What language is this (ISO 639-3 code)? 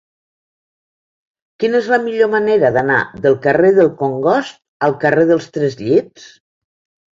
cat